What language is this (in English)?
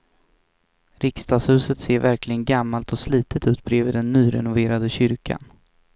Swedish